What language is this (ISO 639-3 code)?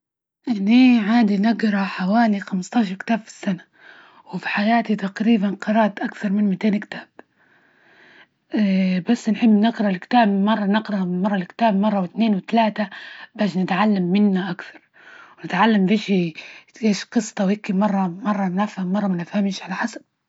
ayl